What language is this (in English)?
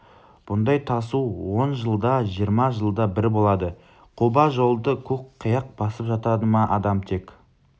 Kazakh